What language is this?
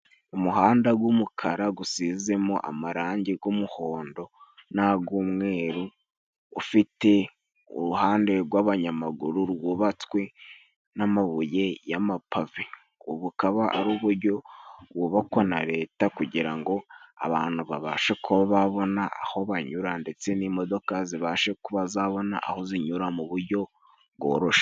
Kinyarwanda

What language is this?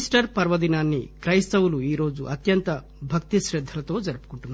Telugu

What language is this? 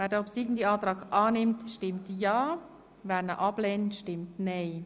Swiss German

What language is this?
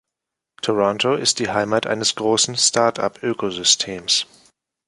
German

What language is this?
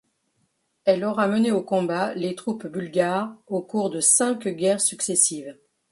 French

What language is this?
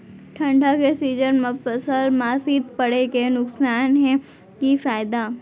Chhattisgarhi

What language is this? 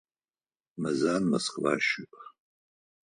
Adyghe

